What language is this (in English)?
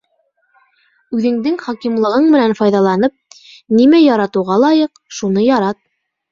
Bashkir